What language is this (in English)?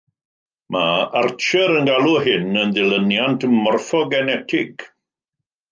Welsh